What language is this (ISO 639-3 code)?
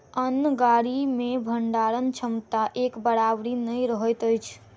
mai